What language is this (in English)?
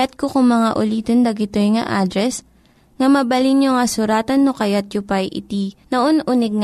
Filipino